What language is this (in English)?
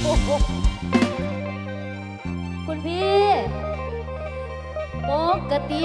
Thai